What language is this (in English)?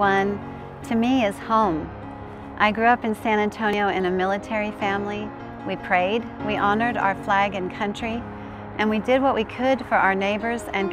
English